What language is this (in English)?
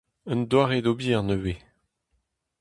Breton